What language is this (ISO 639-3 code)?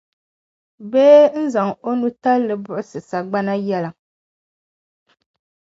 dag